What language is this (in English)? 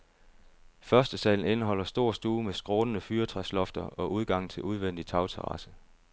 Danish